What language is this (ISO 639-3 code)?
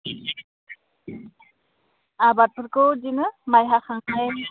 brx